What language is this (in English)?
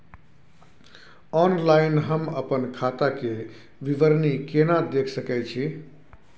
Maithili